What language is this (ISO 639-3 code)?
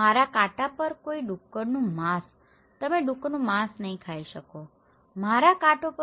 guj